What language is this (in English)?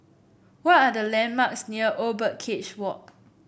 English